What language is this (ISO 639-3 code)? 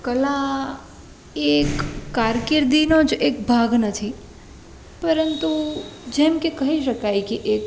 guj